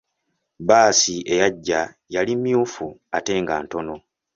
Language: Ganda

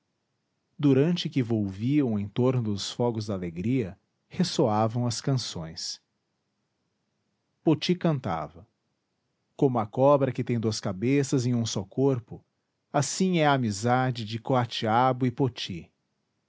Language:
Portuguese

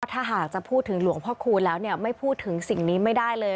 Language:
Thai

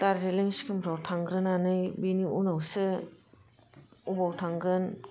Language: Bodo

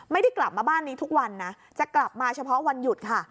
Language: Thai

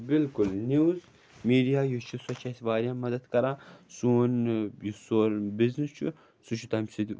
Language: Kashmiri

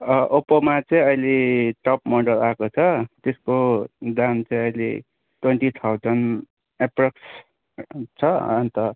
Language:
Nepali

